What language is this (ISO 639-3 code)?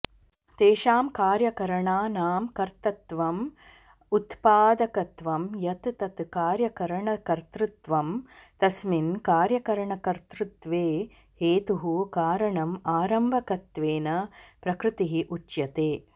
san